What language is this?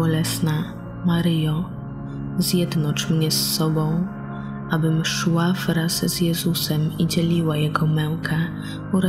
Polish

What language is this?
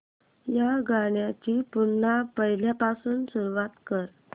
Marathi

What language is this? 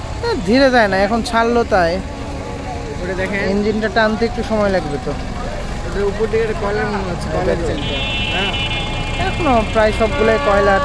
Romanian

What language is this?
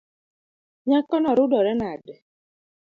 Luo (Kenya and Tanzania)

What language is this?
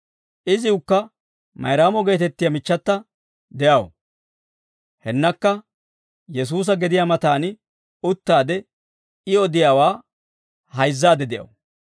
Dawro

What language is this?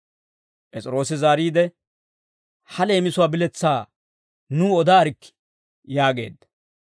Dawro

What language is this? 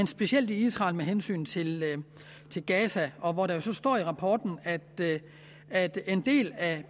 Danish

